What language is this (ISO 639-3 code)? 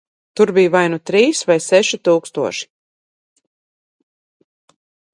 lav